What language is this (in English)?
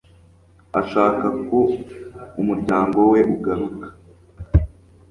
Kinyarwanda